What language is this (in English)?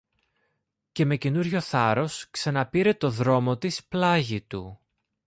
Greek